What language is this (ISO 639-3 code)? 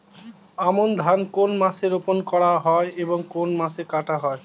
ben